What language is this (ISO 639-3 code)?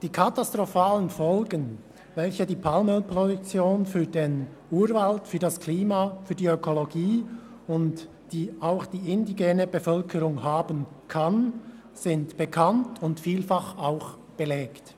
gsw